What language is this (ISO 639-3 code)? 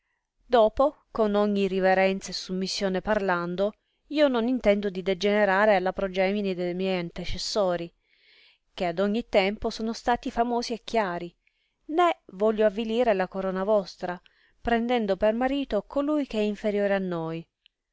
ita